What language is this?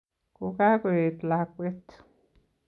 Kalenjin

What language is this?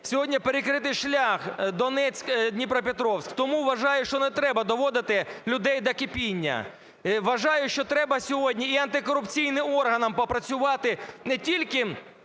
Ukrainian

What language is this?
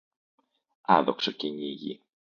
Greek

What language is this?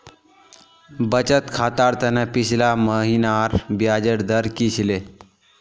Magahi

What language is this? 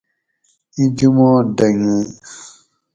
Gawri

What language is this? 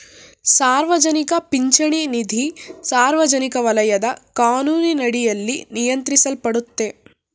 Kannada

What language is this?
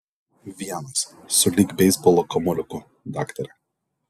Lithuanian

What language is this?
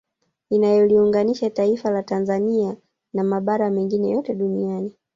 Swahili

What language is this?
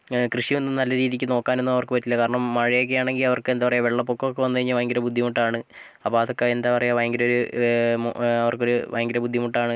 Malayalam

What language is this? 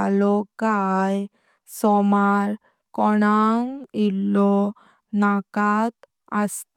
Konkani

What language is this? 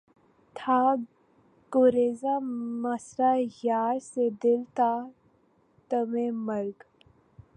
Urdu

